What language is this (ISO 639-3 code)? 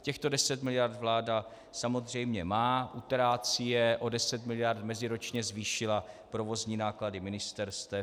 ces